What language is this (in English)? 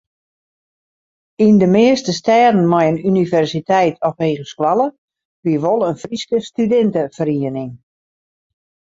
Western Frisian